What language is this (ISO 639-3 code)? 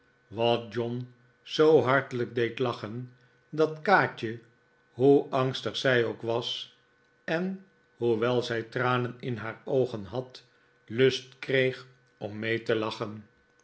nld